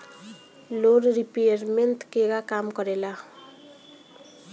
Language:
Bhojpuri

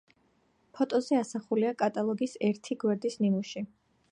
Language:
Georgian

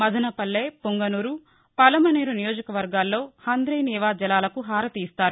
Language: Telugu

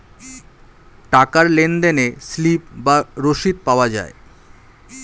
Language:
Bangla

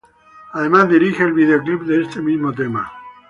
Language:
Spanish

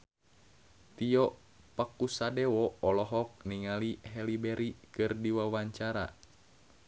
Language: Sundanese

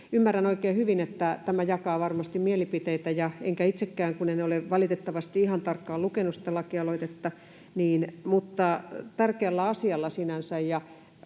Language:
Finnish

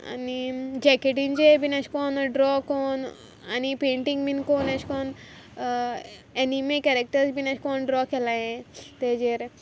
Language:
Konkani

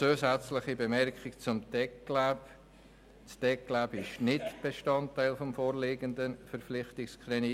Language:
Swiss German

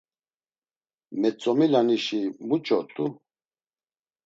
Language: Laz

